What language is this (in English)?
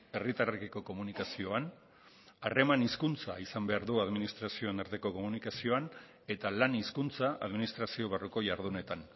Basque